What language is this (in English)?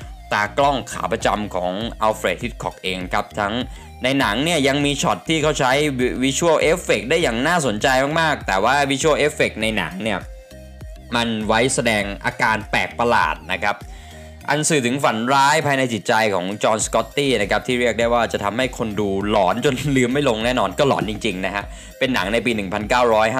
Thai